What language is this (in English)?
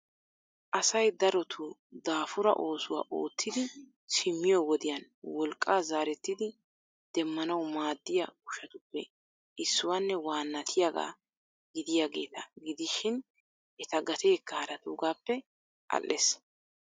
Wolaytta